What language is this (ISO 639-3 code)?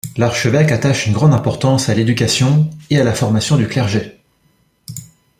fra